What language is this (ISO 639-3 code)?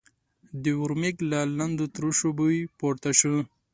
pus